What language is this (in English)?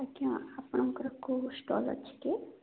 Odia